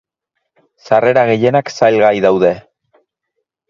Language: Basque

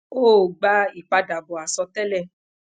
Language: Yoruba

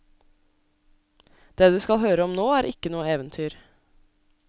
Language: Norwegian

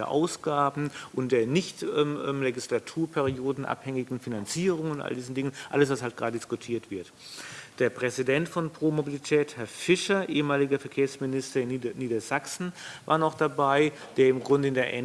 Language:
German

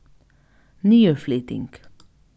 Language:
Faroese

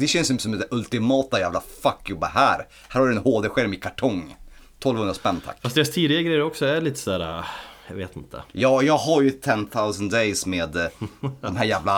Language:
Swedish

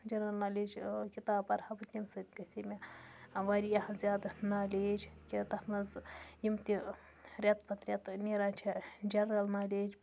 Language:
Kashmiri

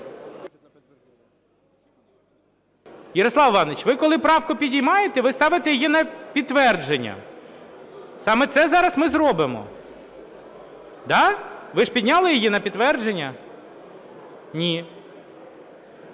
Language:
Ukrainian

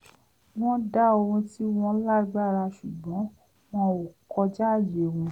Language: Yoruba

